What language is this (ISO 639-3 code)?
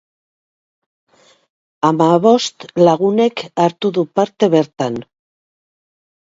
eus